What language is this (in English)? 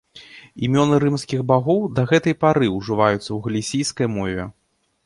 Belarusian